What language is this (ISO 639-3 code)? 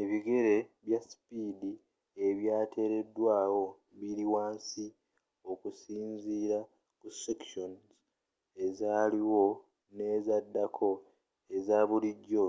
lug